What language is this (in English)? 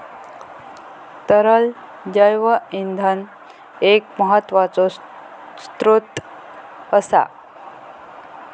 Marathi